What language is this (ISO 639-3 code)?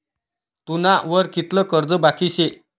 mar